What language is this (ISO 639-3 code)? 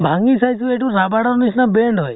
asm